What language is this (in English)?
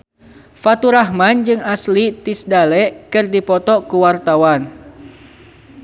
Sundanese